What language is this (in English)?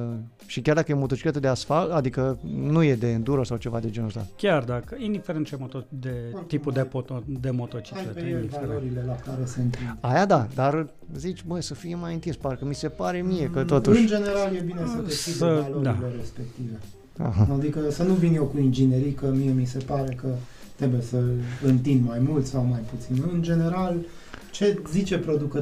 Romanian